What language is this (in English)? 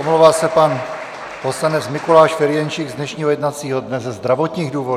Czech